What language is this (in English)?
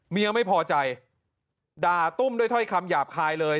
Thai